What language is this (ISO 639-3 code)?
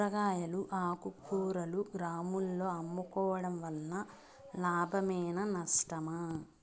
tel